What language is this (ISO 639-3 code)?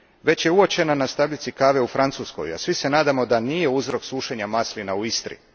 hrv